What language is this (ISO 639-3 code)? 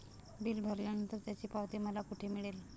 mar